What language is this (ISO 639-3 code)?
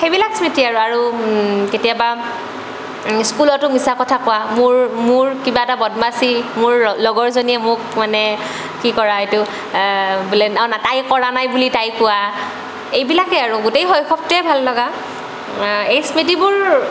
asm